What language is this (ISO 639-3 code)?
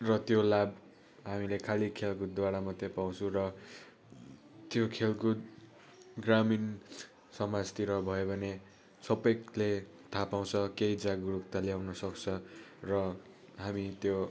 nep